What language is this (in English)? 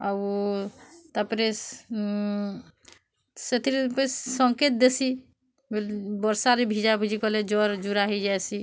Odia